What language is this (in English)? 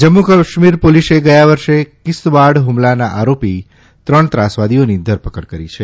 Gujarati